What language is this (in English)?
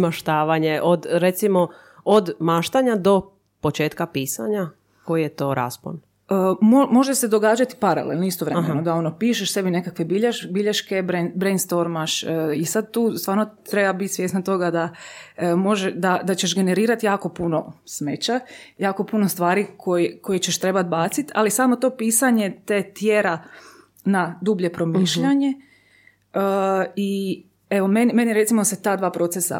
Croatian